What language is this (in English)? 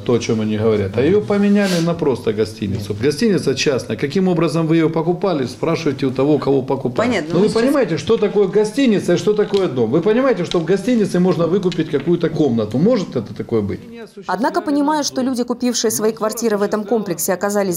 Russian